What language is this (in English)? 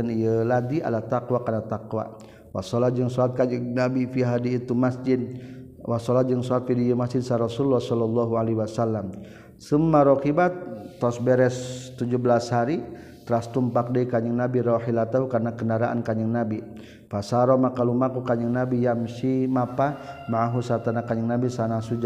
Malay